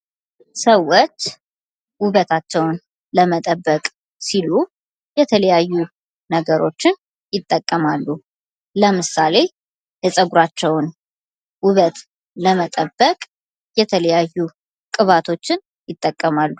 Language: Amharic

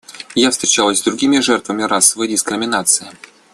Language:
Russian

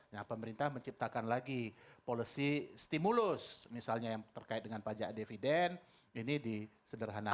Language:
Indonesian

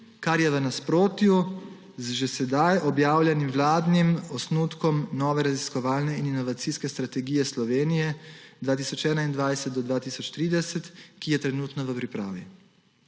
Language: Slovenian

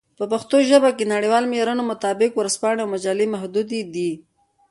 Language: Pashto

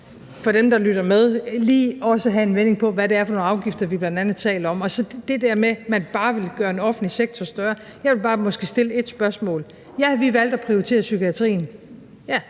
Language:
Danish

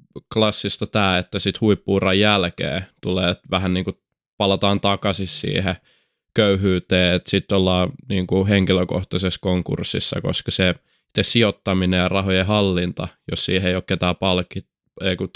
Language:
Finnish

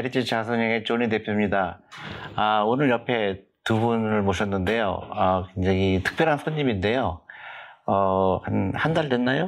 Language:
Korean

